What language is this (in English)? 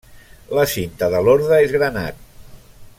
Catalan